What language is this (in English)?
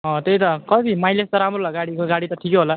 Nepali